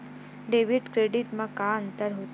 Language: Chhattisgarhi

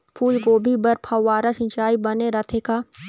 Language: Chhattisgarhi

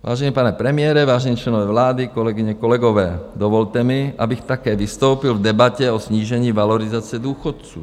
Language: Czech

